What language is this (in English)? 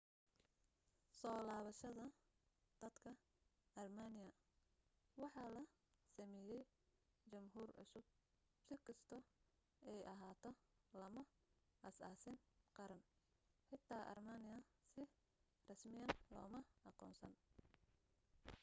Somali